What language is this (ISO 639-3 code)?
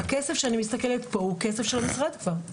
heb